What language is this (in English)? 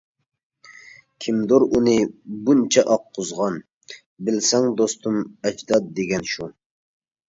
Uyghur